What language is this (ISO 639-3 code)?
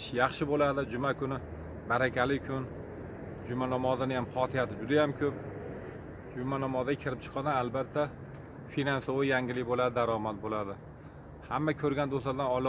tur